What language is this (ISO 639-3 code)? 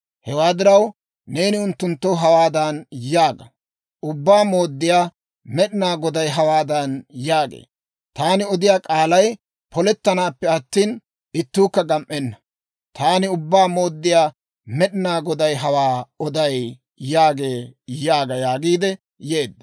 dwr